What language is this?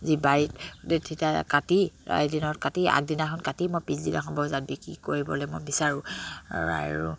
Assamese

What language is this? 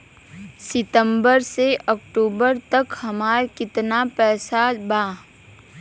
Bhojpuri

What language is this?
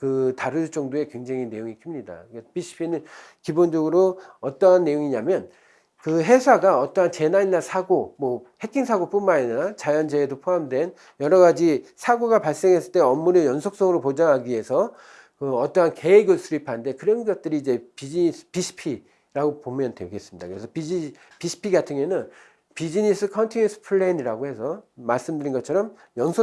Korean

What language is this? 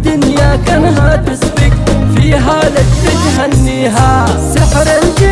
Arabic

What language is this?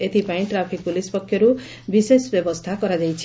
Odia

